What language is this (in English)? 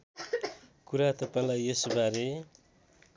Nepali